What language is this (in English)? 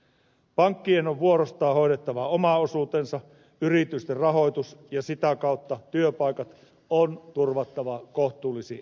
Finnish